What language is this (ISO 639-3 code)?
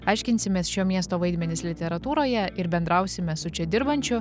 lit